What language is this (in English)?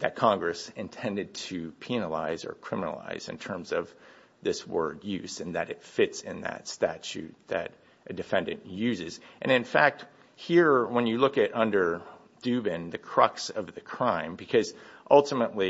English